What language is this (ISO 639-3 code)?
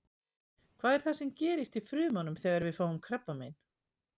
isl